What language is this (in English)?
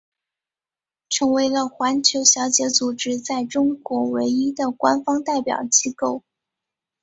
Chinese